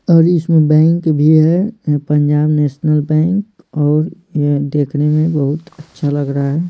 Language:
Hindi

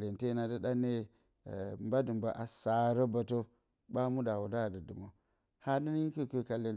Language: Bacama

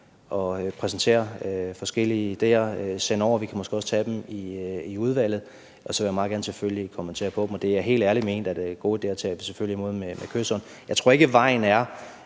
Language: Danish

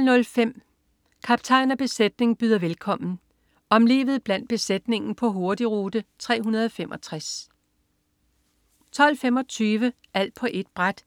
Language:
Danish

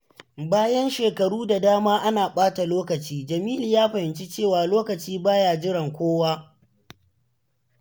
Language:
Hausa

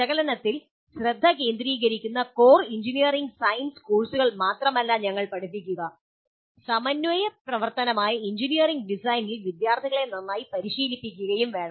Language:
Malayalam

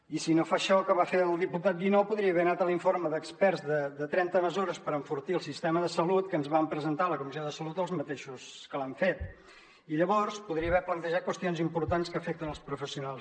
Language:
Catalan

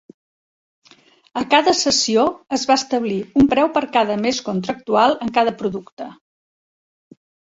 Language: Catalan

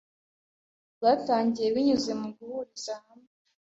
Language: Kinyarwanda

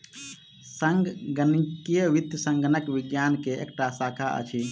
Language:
Maithili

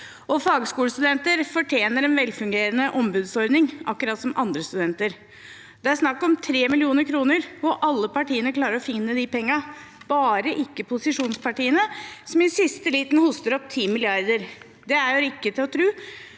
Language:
Norwegian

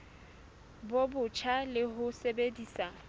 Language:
Southern Sotho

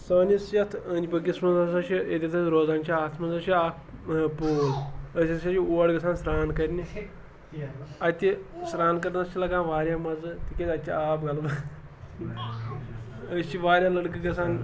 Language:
Kashmiri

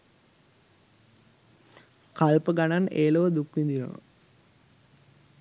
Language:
Sinhala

